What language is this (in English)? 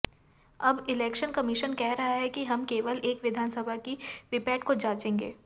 Hindi